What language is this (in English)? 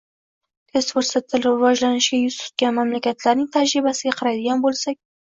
Uzbek